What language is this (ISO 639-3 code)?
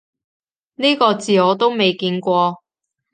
yue